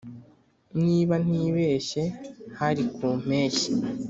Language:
Kinyarwanda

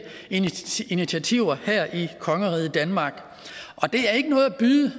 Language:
Danish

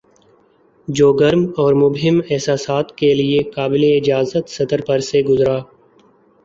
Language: Urdu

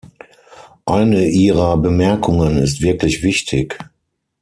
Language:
German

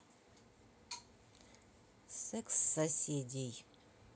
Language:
Russian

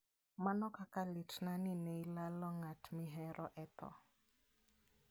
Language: Luo (Kenya and Tanzania)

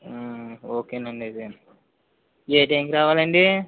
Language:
Telugu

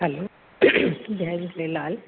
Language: Sindhi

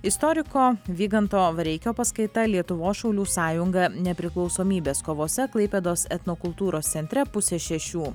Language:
Lithuanian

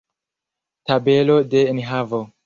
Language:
Esperanto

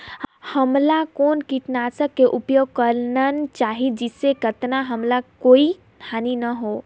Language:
Chhattisgarhi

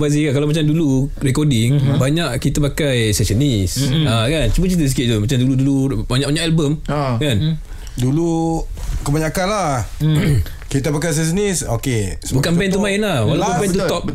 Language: Malay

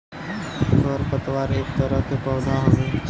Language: Bhojpuri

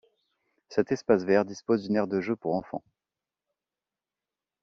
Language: French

